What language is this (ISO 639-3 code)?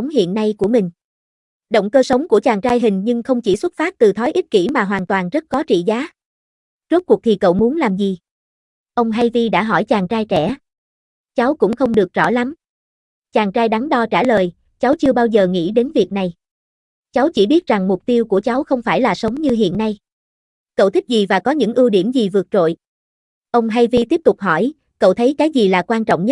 vie